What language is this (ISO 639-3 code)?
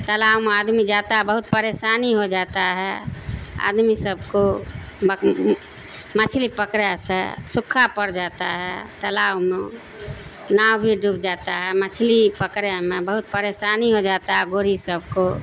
urd